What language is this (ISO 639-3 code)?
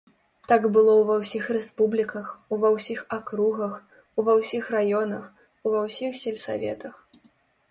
bel